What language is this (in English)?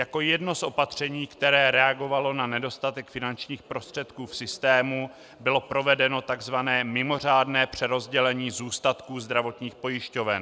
Czech